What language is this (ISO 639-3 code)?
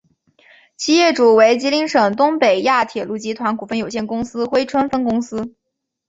zho